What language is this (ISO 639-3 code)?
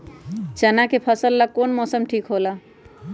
mag